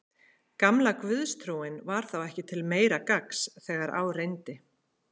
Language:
Icelandic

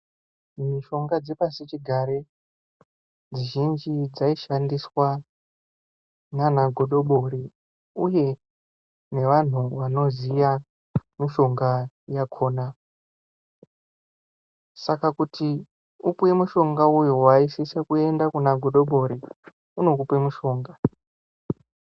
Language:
Ndau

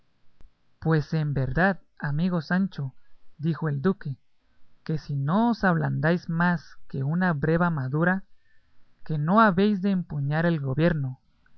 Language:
Spanish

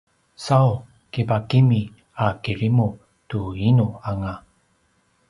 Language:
Paiwan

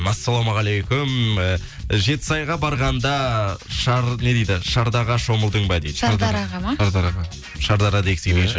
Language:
Kazakh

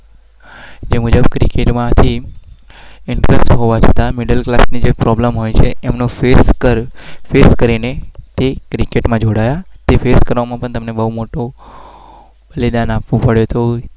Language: Gujarati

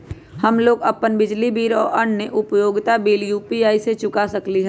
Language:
Magahi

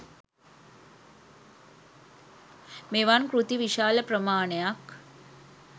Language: Sinhala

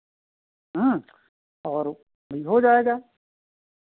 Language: Hindi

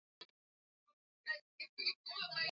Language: Swahili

